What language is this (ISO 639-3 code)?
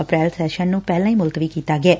pan